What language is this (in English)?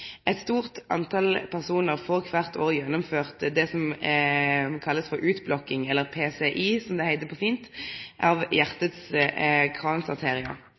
Norwegian Nynorsk